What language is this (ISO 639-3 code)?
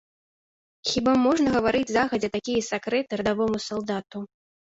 bel